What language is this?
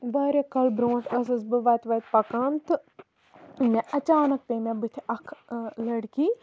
Kashmiri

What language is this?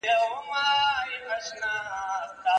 Pashto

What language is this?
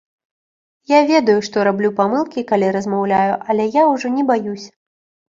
Belarusian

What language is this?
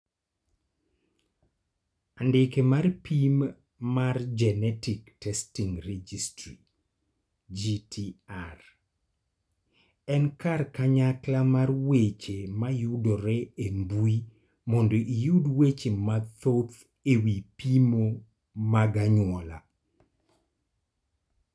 Luo (Kenya and Tanzania)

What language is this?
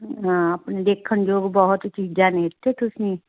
Punjabi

